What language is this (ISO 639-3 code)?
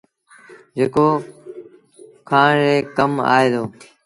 sbn